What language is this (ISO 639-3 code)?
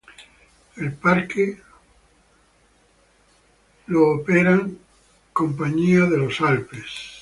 spa